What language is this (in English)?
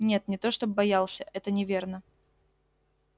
Russian